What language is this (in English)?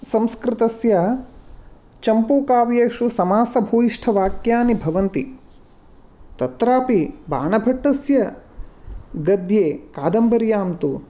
Sanskrit